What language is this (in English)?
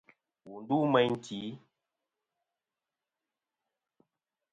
Kom